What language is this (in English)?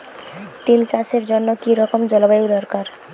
Bangla